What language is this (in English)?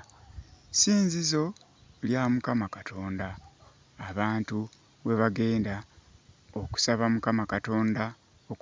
Ganda